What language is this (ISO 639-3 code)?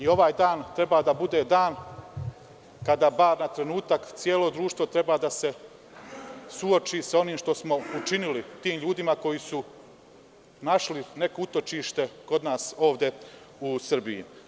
srp